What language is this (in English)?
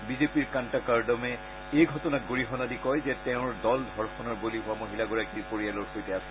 Assamese